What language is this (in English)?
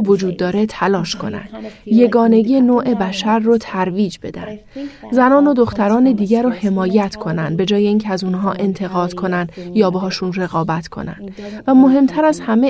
Persian